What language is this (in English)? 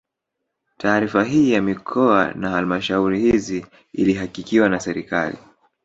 Swahili